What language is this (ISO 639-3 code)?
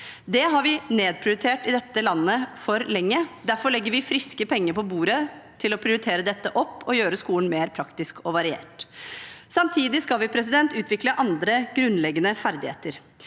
nor